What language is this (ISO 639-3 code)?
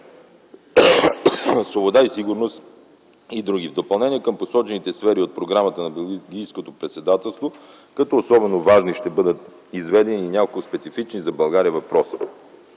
bul